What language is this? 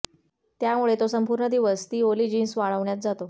Marathi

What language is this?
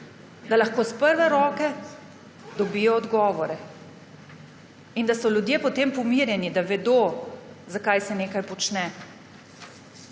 Slovenian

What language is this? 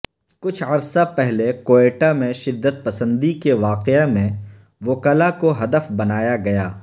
Urdu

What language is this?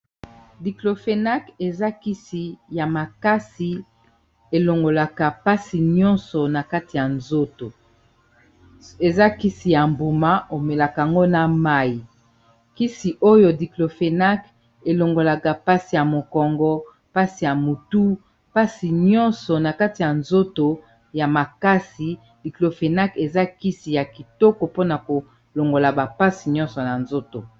Lingala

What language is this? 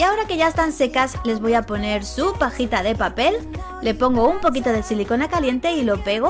Spanish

